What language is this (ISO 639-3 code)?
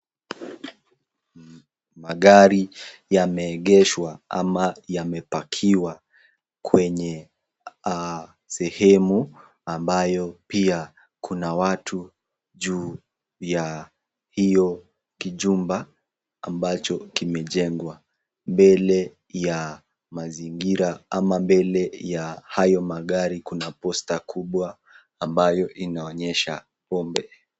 swa